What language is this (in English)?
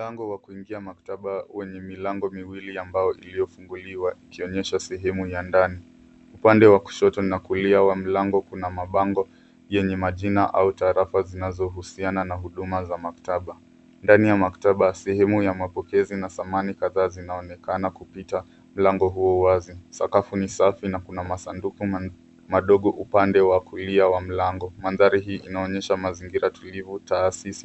Swahili